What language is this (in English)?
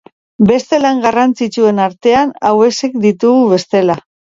Basque